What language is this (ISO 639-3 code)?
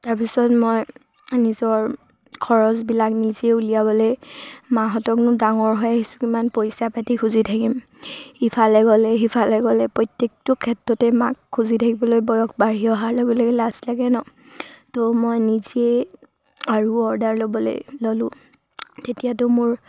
asm